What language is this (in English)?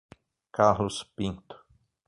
Portuguese